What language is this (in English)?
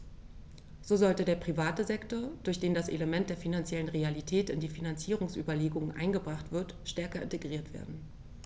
German